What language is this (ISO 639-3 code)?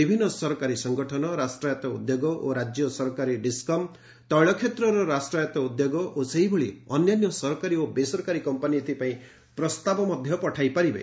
ori